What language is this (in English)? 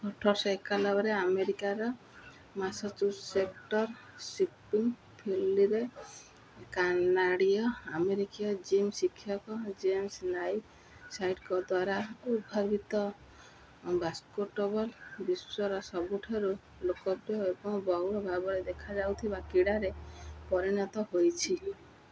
Odia